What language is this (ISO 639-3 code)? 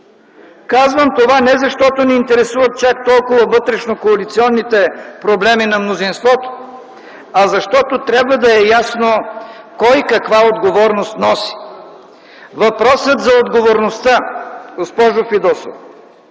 bul